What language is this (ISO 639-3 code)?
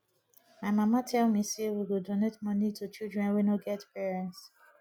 pcm